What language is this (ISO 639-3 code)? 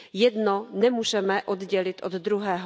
ces